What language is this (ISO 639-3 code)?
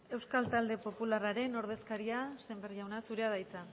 eus